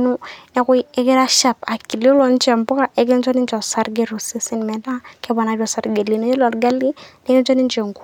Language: Masai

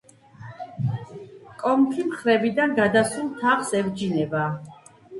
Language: Georgian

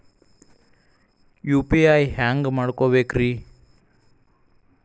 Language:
Kannada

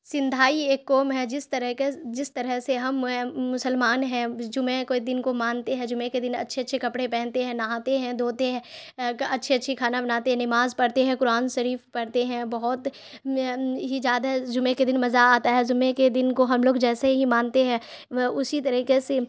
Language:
Urdu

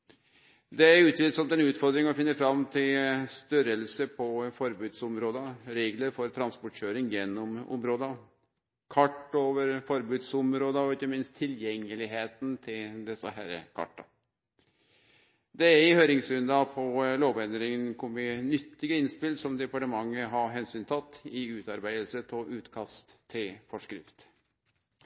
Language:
Norwegian Nynorsk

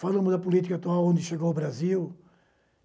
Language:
Portuguese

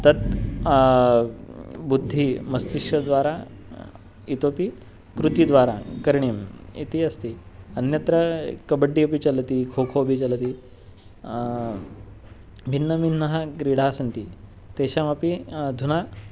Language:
Sanskrit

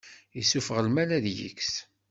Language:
Kabyle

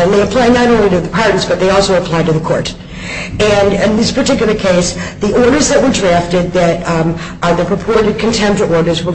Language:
English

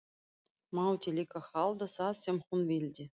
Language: Icelandic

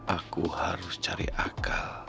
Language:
Indonesian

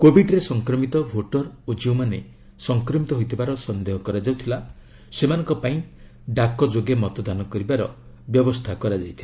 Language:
Odia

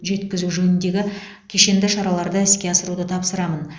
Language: Kazakh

